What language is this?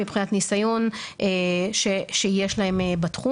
Hebrew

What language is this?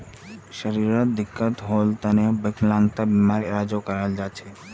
Magahi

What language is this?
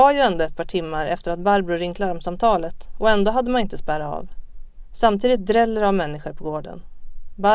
Swedish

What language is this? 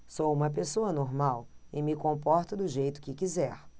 Portuguese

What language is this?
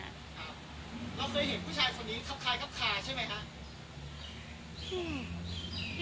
Thai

